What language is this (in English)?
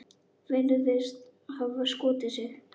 Icelandic